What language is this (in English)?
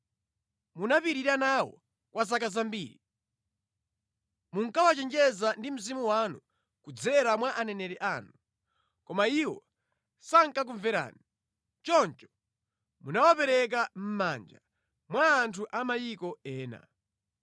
Nyanja